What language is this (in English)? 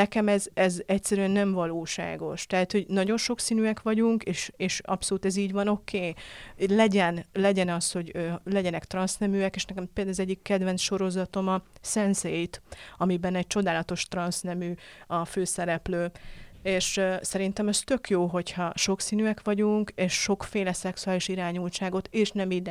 Hungarian